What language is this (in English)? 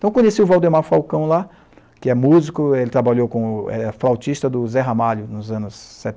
Portuguese